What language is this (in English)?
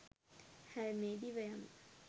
Sinhala